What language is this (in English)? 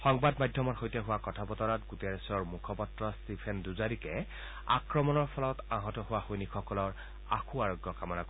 Assamese